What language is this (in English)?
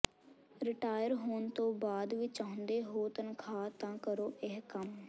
Punjabi